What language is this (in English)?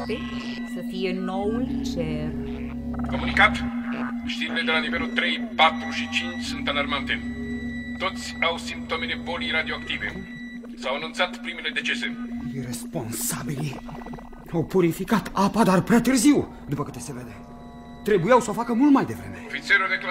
Romanian